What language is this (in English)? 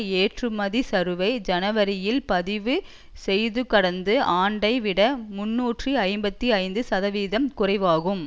Tamil